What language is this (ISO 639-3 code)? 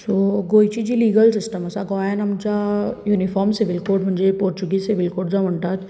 kok